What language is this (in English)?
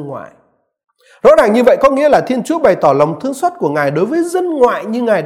Vietnamese